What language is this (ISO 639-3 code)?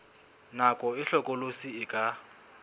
sot